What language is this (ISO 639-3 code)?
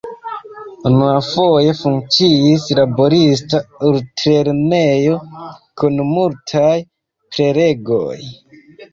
epo